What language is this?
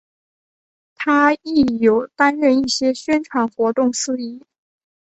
Chinese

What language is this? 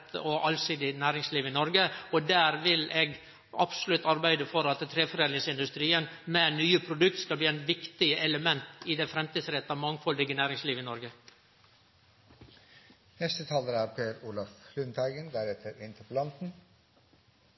Norwegian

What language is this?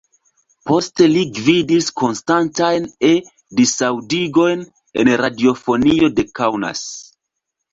Esperanto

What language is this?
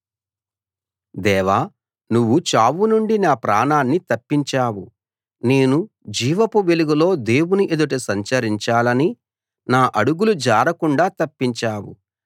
Telugu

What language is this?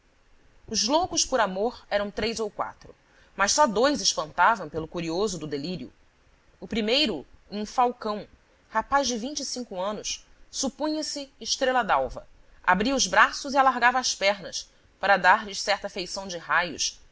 Portuguese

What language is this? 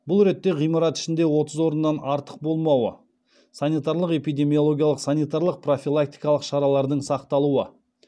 Kazakh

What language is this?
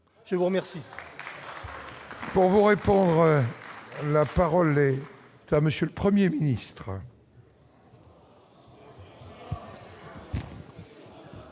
French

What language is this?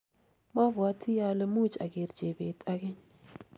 Kalenjin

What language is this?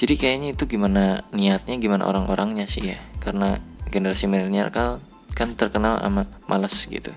Indonesian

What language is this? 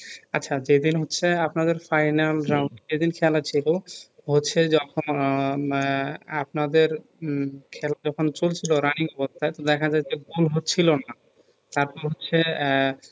Bangla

